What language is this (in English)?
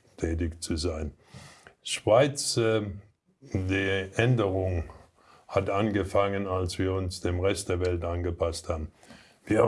German